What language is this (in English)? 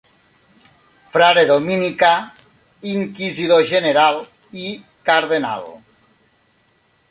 Catalan